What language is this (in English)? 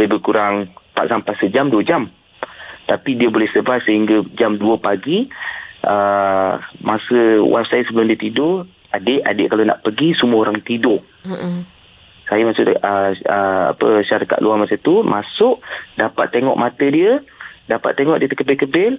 Malay